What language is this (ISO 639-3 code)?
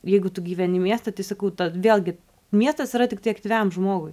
lit